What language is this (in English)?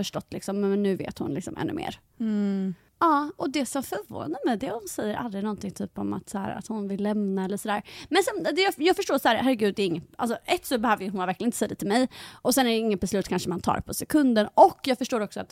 Swedish